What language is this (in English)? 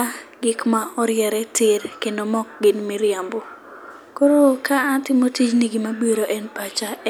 Luo (Kenya and Tanzania)